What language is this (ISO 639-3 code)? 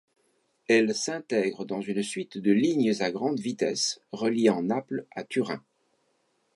fra